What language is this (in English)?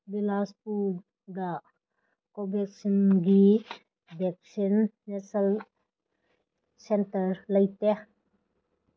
Manipuri